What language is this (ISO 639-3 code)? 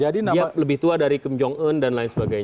ind